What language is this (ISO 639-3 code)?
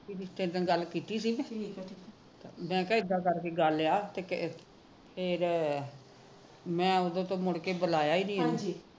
pan